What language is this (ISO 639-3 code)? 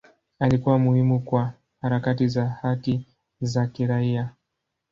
swa